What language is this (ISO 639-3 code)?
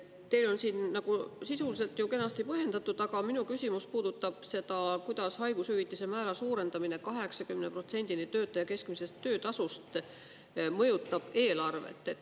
est